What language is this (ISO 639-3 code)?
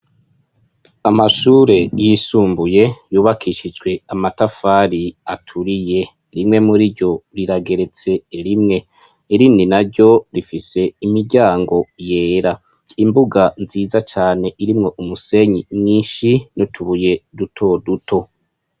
run